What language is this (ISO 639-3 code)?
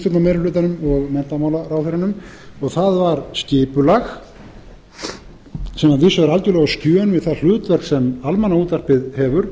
isl